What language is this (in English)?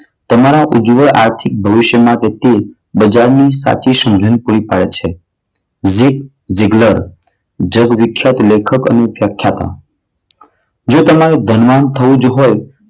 Gujarati